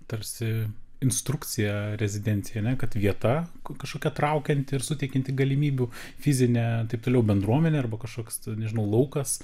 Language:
Lithuanian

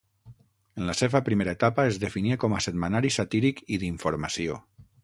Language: Catalan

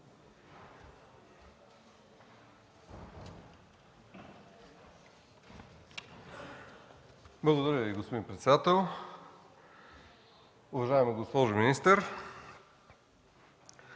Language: Bulgarian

